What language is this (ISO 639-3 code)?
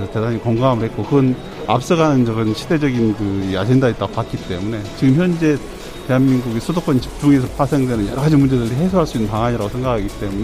kor